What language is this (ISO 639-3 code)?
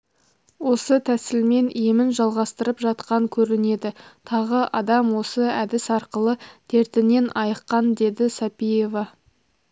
kaz